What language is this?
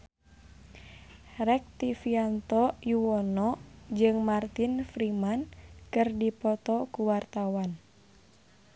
Sundanese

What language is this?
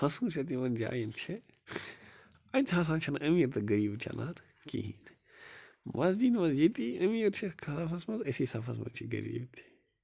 Kashmiri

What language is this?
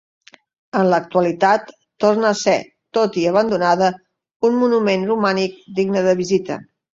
Catalan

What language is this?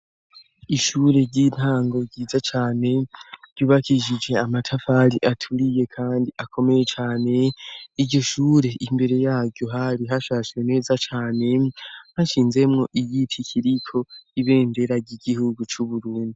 Rundi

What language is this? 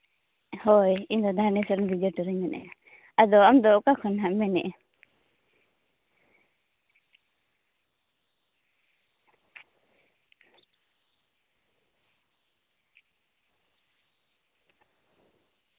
Santali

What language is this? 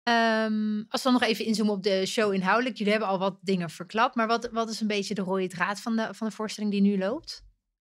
Dutch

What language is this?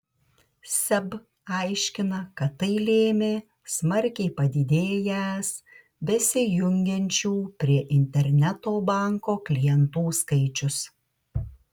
Lithuanian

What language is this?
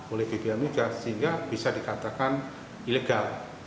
Indonesian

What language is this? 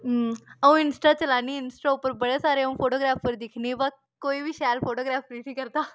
Dogri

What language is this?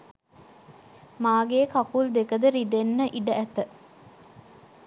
Sinhala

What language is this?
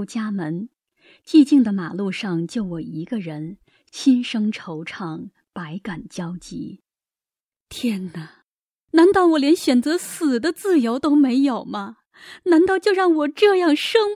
Chinese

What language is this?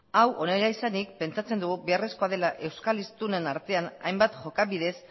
Basque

